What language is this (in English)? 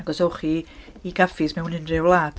Welsh